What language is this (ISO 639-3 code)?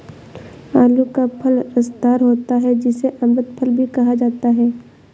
hin